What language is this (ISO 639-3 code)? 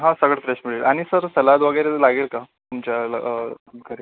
mar